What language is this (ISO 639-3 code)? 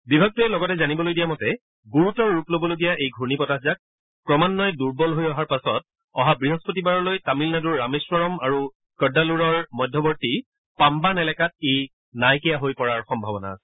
asm